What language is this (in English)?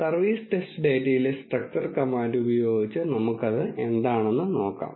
Malayalam